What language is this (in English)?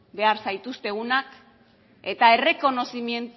Basque